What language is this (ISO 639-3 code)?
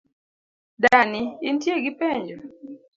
luo